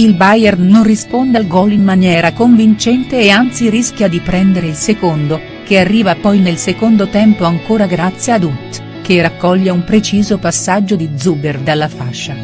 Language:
Italian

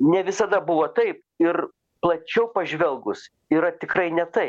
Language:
Lithuanian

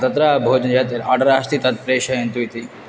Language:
Sanskrit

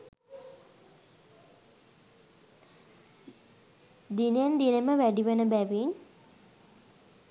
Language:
Sinhala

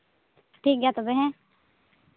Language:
Santali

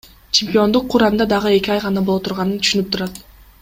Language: Kyrgyz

